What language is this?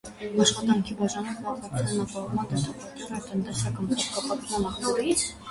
Armenian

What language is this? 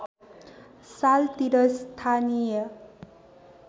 Nepali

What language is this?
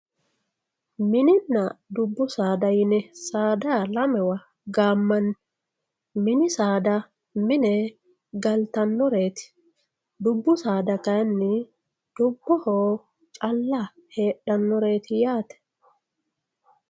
Sidamo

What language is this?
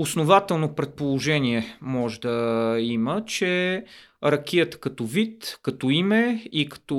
Bulgarian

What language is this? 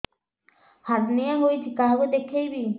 Odia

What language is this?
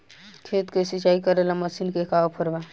Bhojpuri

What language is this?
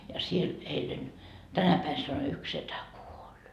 Finnish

